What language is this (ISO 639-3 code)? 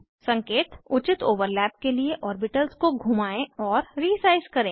hin